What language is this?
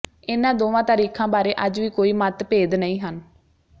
Punjabi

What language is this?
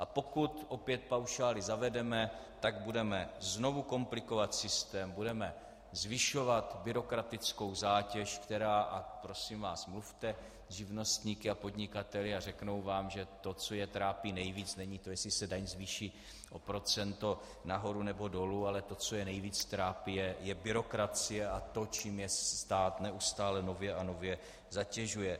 Czech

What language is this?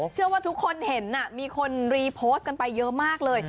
Thai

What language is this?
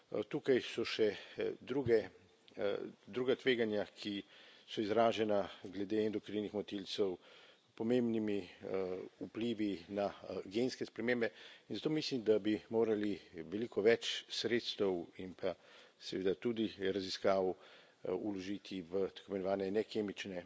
Slovenian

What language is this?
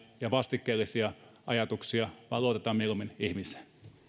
Finnish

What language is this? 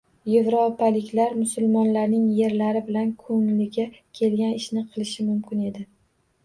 Uzbek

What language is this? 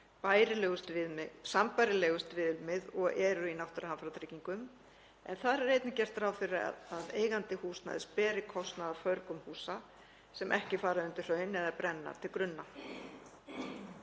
Icelandic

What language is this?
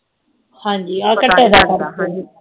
Punjabi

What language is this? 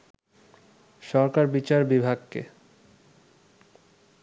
Bangla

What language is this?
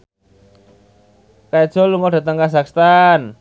Javanese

